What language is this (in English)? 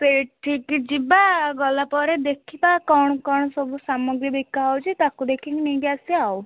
Odia